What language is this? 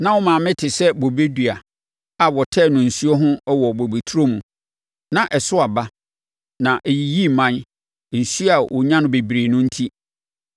Akan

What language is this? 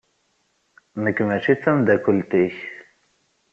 Kabyle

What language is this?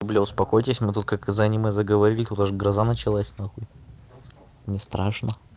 Russian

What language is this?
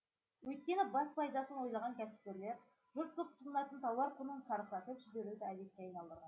Kazakh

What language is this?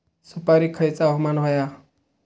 Marathi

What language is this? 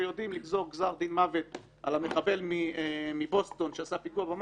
Hebrew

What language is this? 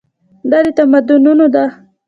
Pashto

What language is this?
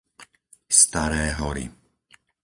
Slovak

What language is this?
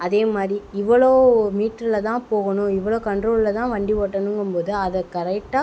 Tamil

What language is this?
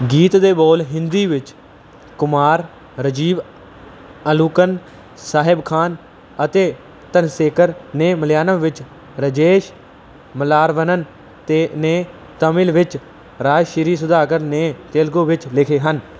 Punjabi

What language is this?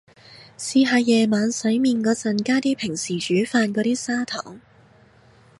Cantonese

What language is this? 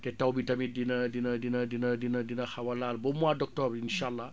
Wolof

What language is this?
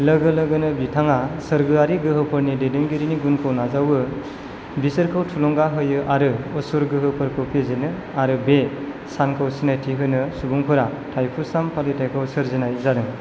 Bodo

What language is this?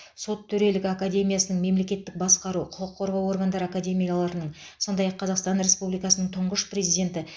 Kazakh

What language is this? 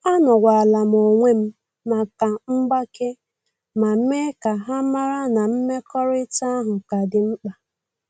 Igbo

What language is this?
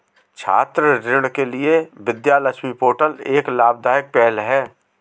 Hindi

